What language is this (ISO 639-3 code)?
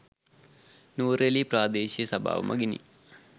sin